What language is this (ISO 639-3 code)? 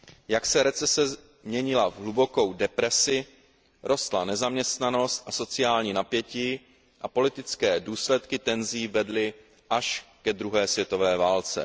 ces